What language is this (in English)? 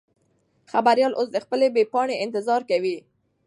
Pashto